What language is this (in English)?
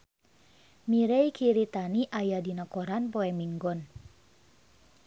Sundanese